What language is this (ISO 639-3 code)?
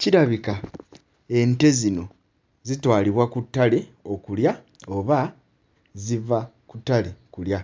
lug